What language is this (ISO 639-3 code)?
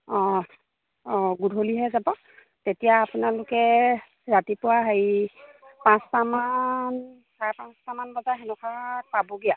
asm